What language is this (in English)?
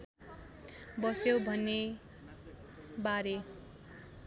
Nepali